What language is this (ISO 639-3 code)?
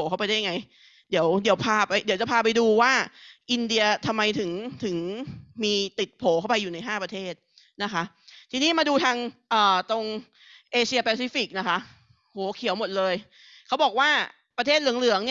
tha